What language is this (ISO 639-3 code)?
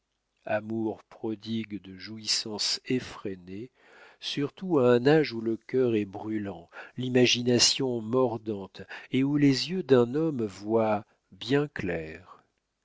fra